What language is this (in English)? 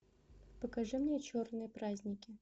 Russian